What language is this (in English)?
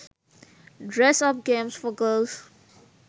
Sinhala